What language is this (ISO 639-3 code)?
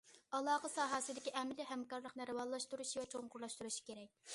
uig